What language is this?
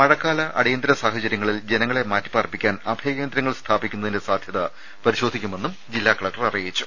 Malayalam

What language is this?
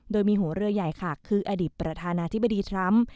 Thai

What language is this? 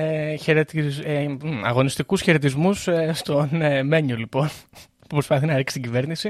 Greek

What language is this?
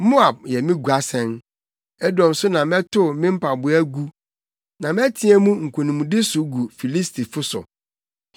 Akan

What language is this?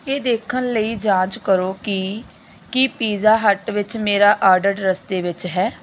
Punjabi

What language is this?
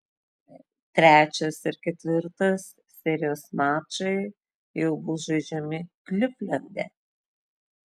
Lithuanian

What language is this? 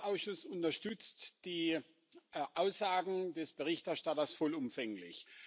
German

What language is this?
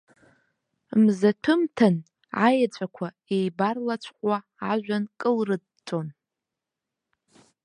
Abkhazian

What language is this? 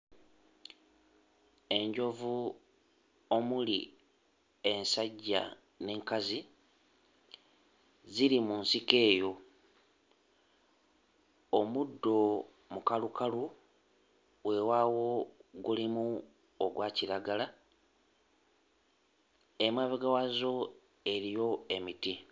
Ganda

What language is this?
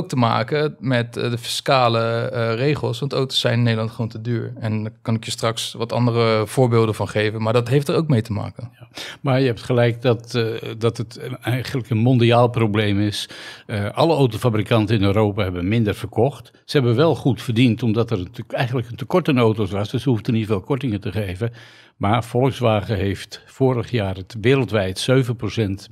Dutch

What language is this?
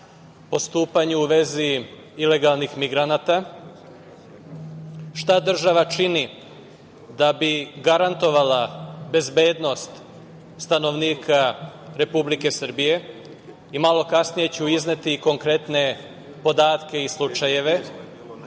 Serbian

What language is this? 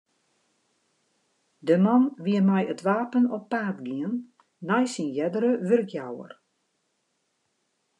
Western Frisian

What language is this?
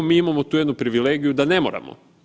Croatian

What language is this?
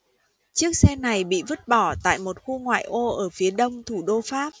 Vietnamese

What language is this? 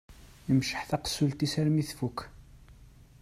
Kabyle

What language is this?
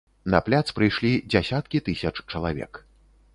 Belarusian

